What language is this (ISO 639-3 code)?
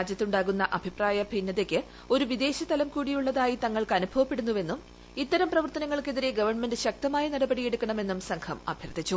mal